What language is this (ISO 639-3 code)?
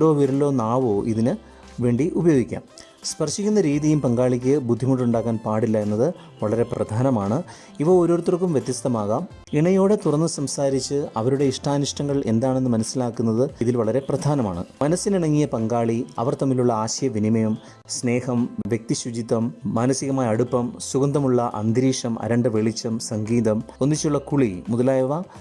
mal